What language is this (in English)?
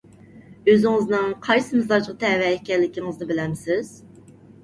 Uyghur